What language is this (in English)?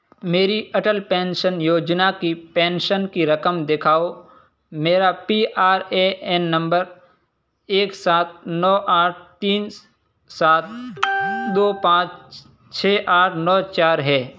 Urdu